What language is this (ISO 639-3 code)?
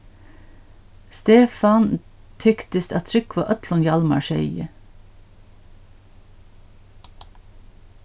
fao